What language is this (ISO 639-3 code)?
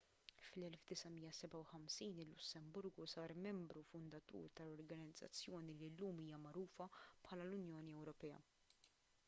mlt